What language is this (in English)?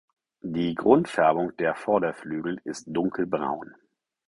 German